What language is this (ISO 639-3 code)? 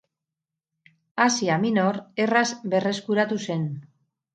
eus